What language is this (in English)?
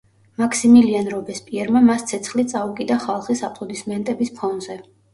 Georgian